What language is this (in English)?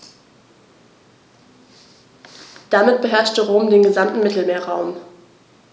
German